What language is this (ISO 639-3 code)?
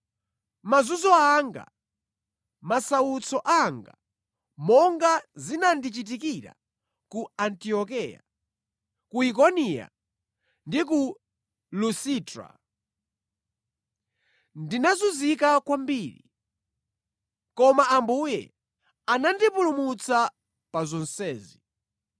nya